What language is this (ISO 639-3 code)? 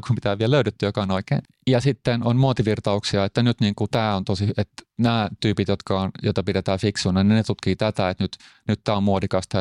fin